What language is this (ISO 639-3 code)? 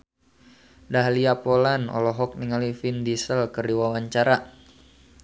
sun